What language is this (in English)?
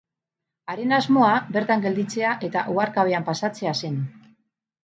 Basque